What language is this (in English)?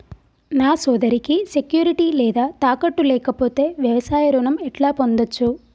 Telugu